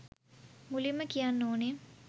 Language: Sinhala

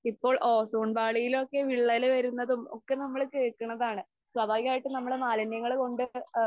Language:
Malayalam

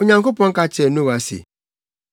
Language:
Akan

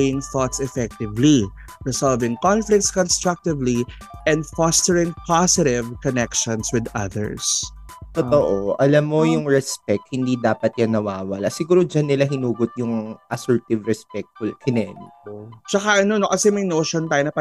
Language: Filipino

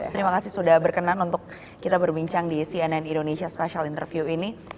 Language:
Indonesian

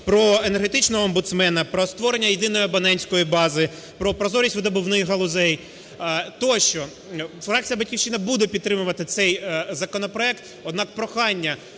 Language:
Ukrainian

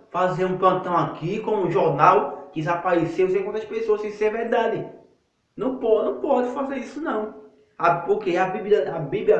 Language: Portuguese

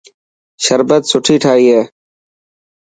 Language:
Dhatki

